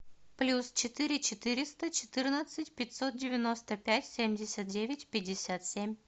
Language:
Russian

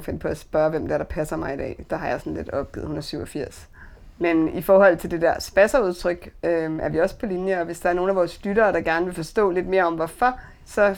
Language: Danish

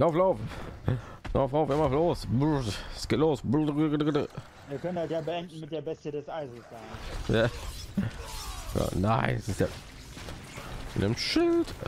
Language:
German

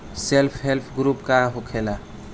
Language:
Bhojpuri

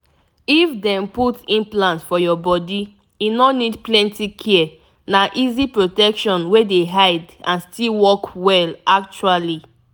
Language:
Nigerian Pidgin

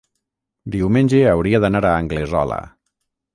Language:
Catalan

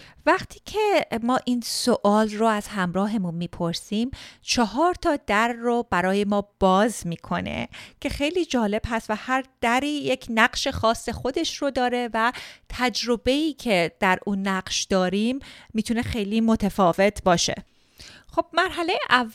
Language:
Persian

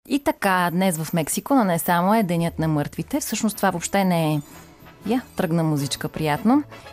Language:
Bulgarian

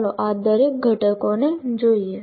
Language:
Gujarati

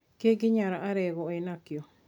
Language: Kikuyu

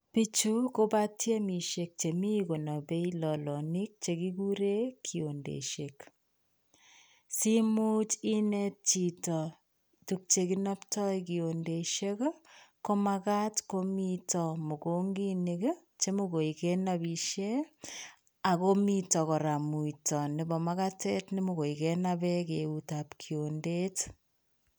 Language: Kalenjin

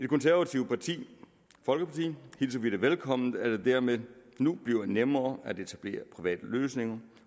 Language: Danish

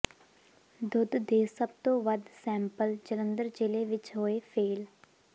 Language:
Punjabi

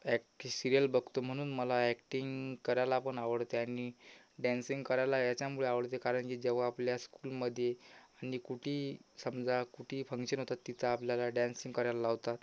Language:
Marathi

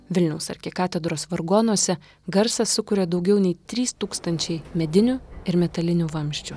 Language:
Lithuanian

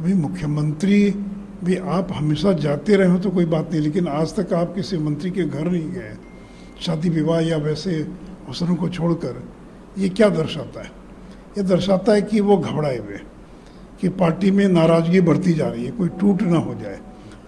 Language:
Hindi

